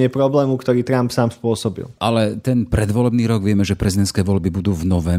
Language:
Slovak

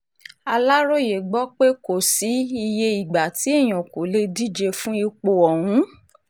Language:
Yoruba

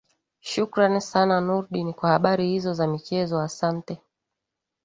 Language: Swahili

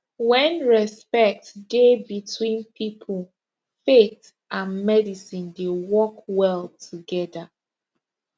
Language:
Nigerian Pidgin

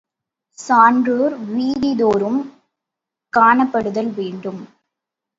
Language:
Tamil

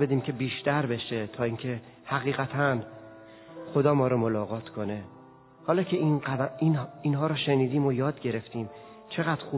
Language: Persian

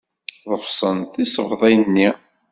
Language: Kabyle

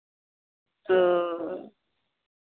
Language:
Santali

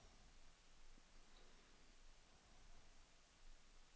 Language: Danish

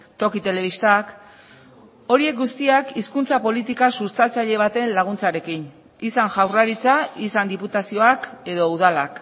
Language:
Basque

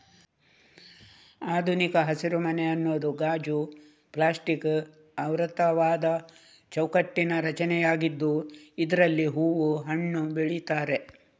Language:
Kannada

